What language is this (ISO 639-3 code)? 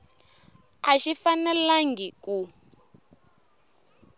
tso